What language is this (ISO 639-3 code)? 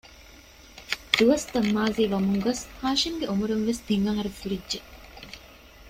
div